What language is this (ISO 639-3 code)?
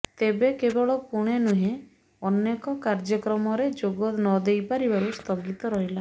ori